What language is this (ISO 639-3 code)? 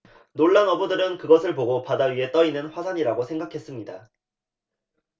kor